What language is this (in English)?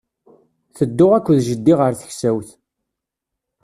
Kabyle